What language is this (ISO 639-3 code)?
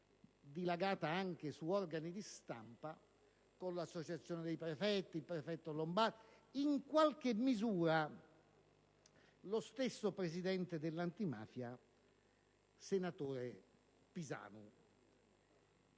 ita